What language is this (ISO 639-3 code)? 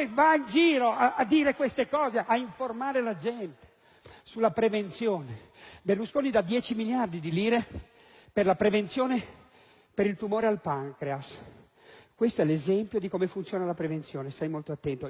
ita